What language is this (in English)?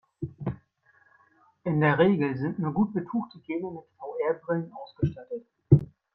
German